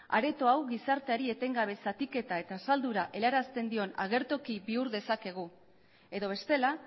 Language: Basque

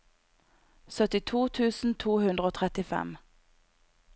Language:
Norwegian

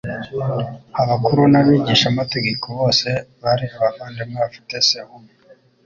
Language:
Kinyarwanda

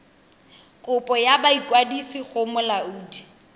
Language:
Tswana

